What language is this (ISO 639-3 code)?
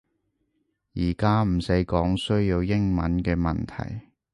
yue